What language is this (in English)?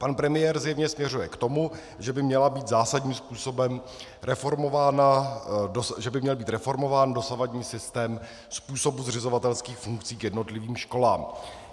Czech